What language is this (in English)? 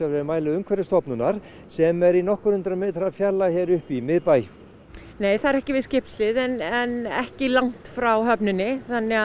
Icelandic